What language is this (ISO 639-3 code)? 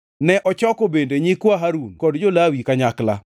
luo